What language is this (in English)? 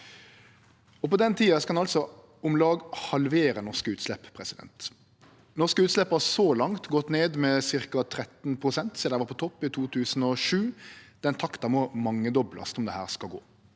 Norwegian